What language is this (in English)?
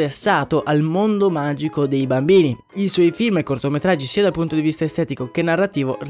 Italian